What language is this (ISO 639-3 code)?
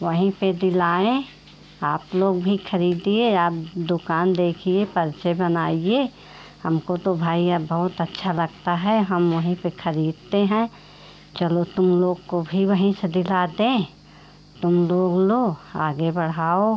hin